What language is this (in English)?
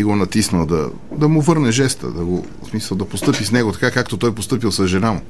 Bulgarian